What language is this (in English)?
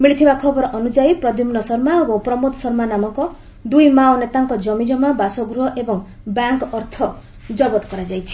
Odia